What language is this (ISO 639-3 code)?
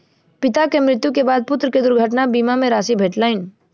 mai